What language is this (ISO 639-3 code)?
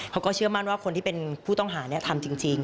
tha